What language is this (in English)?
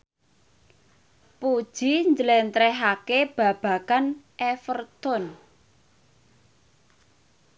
Javanese